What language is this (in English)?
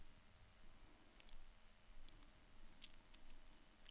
Norwegian